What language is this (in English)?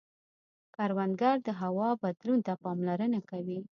Pashto